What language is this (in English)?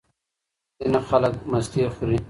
Pashto